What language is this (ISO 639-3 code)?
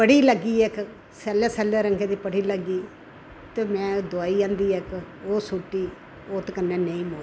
doi